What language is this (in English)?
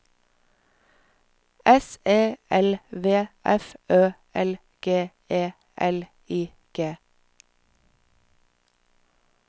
Norwegian